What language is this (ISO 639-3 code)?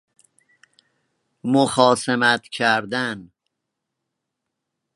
fas